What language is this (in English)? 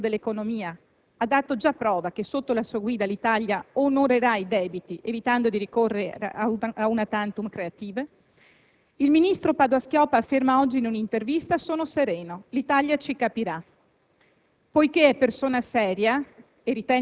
Italian